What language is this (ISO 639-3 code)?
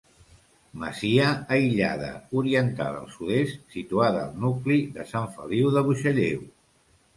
cat